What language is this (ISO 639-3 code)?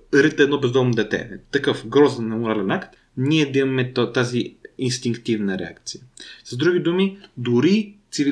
bul